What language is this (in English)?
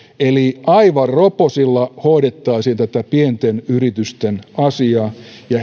Finnish